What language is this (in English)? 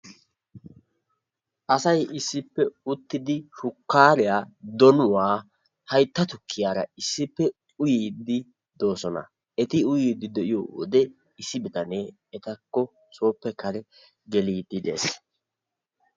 Wolaytta